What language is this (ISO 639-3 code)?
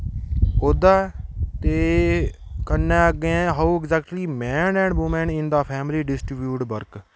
doi